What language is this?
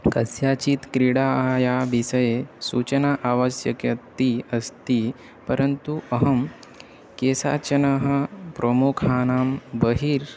Sanskrit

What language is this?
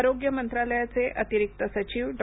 Marathi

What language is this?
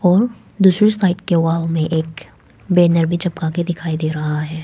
Hindi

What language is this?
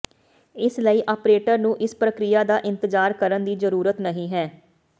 Punjabi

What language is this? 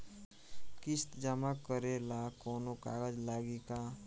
Bhojpuri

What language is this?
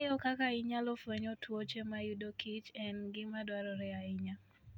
Luo (Kenya and Tanzania)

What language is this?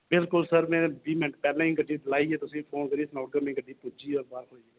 Dogri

